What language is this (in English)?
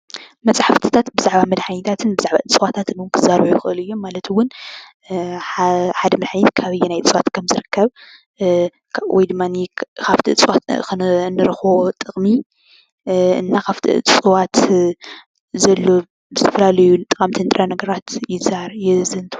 Tigrinya